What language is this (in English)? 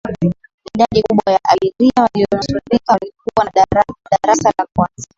Swahili